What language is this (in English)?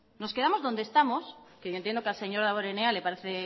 Spanish